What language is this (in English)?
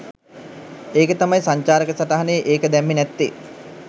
Sinhala